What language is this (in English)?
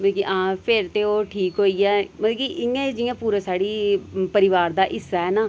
Dogri